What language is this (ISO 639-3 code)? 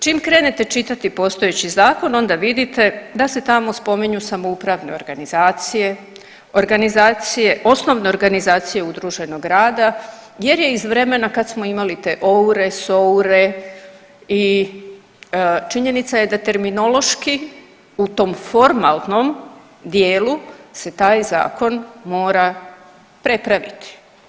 hrv